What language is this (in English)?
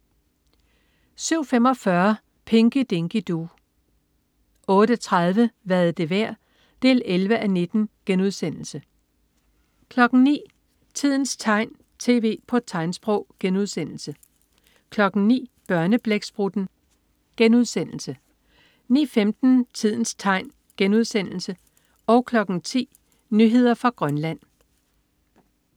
Danish